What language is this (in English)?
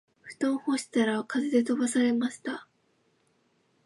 Japanese